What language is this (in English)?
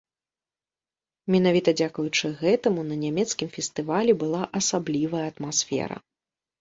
Belarusian